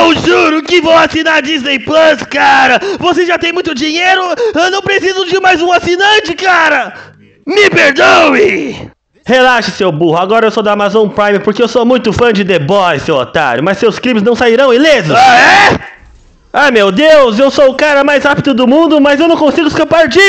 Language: Portuguese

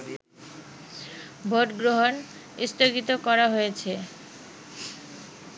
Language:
Bangla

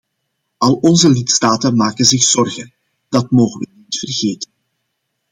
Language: Dutch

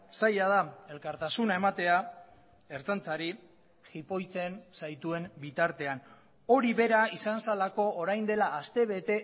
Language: Basque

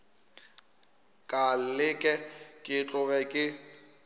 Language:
Northern Sotho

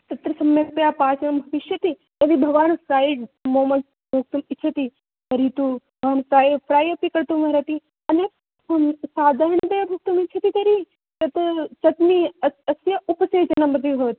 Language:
Sanskrit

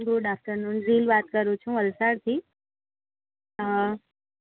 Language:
Gujarati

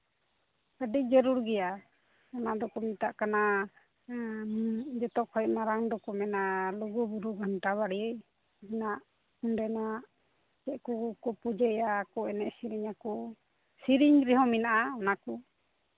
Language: Santali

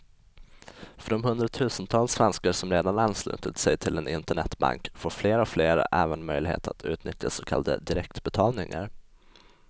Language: Swedish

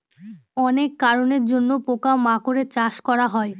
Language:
Bangla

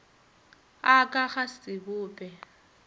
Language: Northern Sotho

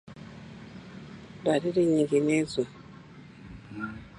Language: Swahili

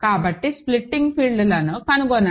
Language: Telugu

